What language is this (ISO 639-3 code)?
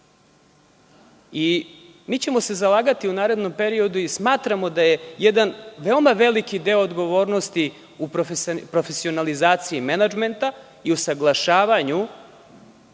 srp